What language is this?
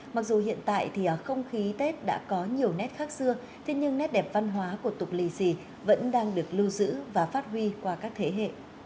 Vietnamese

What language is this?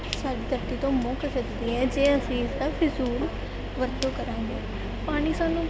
Punjabi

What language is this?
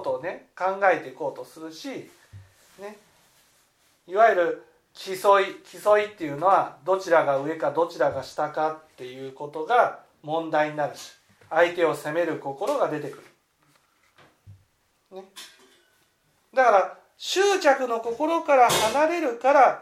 Japanese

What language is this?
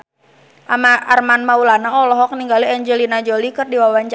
Sundanese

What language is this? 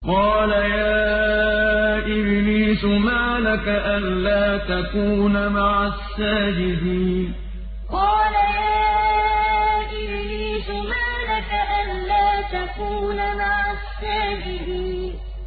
Arabic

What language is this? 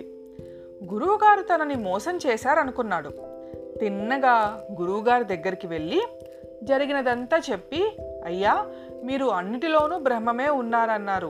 Telugu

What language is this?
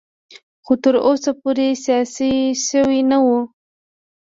Pashto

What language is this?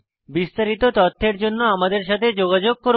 Bangla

